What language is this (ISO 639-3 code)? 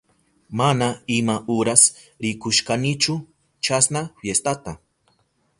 qup